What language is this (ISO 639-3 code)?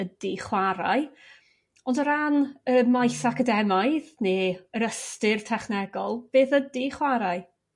cym